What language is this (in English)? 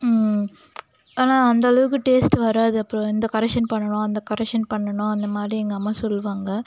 Tamil